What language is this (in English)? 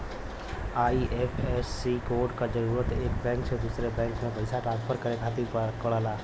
Bhojpuri